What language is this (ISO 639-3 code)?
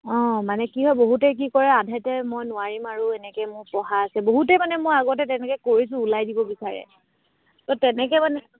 asm